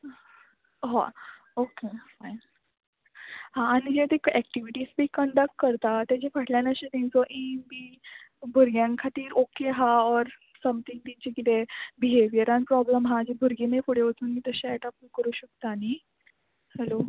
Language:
Konkani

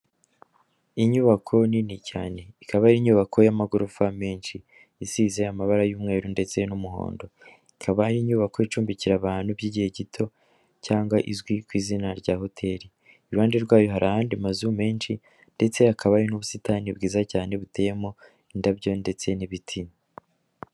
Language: Kinyarwanda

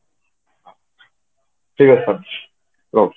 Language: Odia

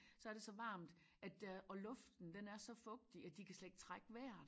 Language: Danish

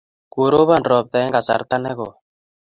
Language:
Kalenjin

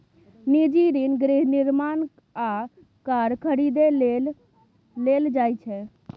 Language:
Maithili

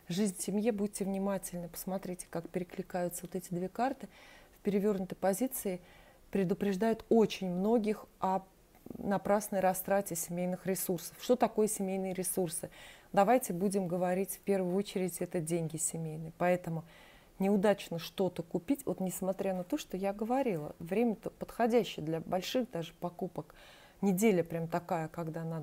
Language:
Russian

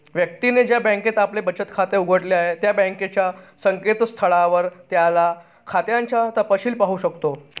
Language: Marathi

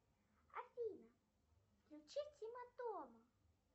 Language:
Russian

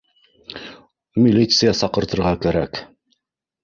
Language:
Bashkir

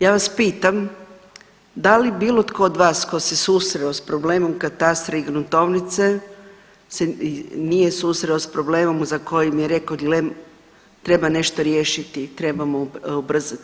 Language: Croatian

